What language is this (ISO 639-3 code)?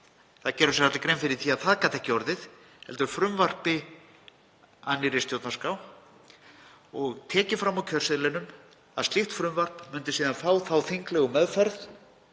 isl